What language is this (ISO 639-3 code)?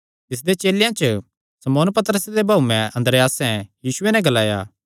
xnr